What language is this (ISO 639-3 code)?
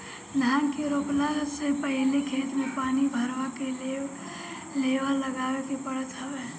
bho